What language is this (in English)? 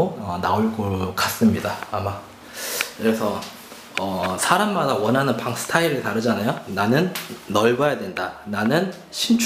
Korean